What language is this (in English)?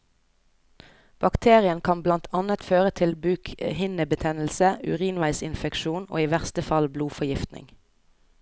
Norwegian